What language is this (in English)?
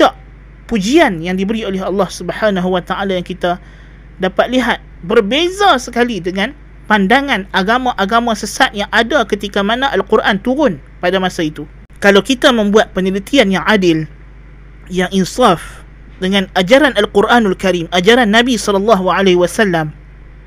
Malay